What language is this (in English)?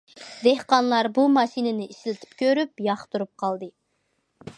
Uyghur